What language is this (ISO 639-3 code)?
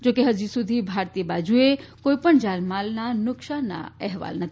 guj